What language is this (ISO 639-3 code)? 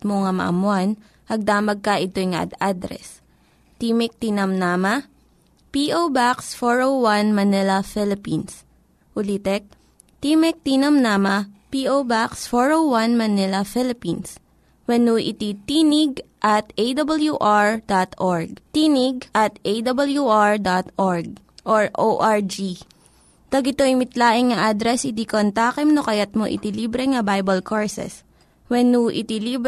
fil